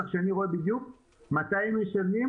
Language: Hebrew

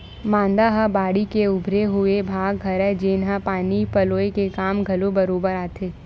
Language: Chhattisgarhi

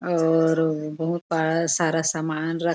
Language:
Chhattisgarhi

